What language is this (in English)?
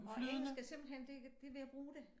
Danish